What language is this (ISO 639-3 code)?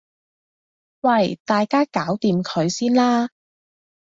yue